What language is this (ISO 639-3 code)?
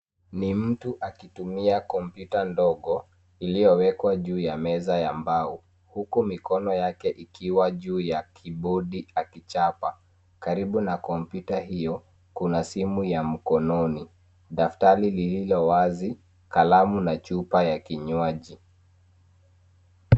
swa